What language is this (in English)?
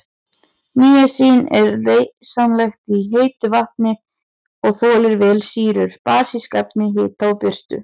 Icelandic